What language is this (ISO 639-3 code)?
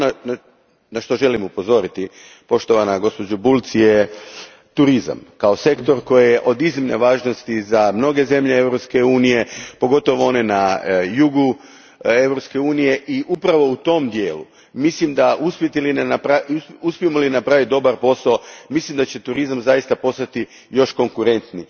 hrv